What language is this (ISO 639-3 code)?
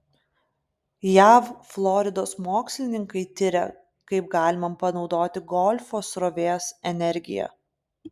lit